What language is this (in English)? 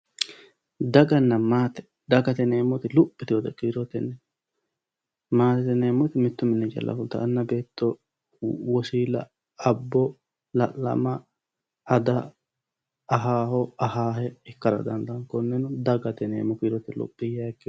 Sidamo